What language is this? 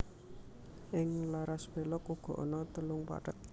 Javanese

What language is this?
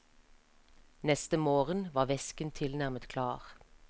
Norwegian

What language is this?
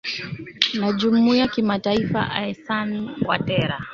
Swahili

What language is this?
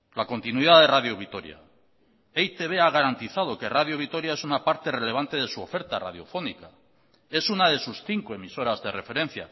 Spanish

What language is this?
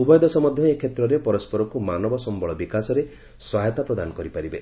Odia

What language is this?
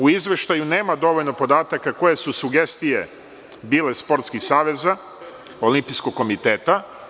Serbian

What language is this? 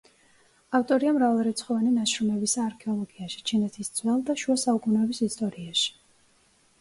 Georgian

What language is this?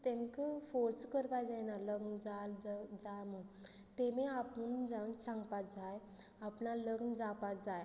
Konkani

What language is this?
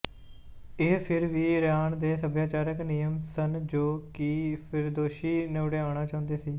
Punjabi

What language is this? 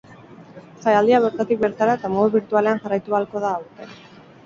Basque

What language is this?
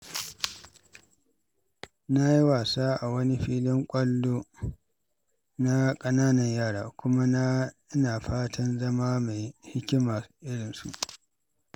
Hausa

